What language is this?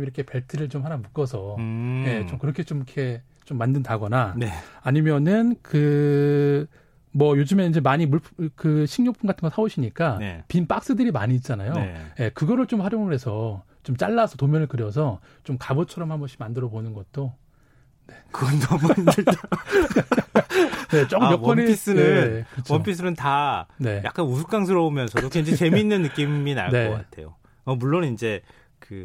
Korean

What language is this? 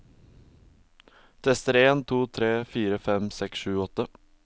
Norwegian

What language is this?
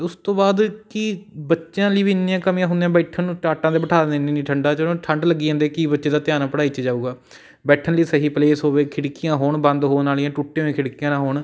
Punjabi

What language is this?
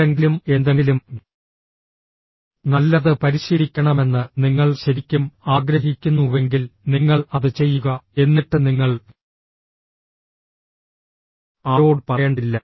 Malayalam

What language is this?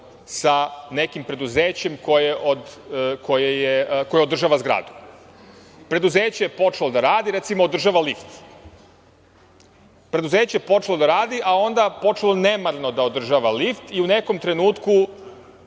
Serbian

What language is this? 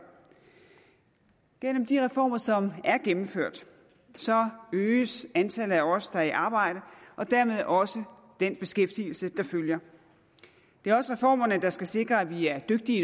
Danish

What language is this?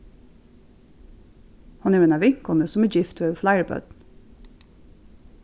Faroese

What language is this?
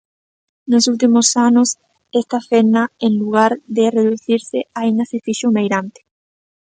Galician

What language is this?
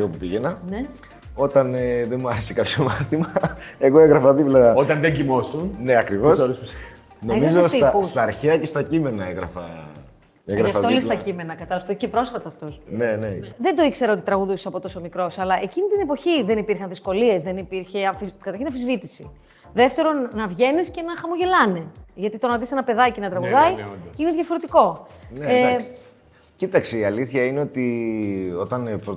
Greek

